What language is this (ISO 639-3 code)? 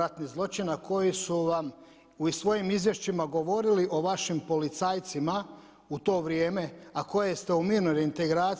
hrv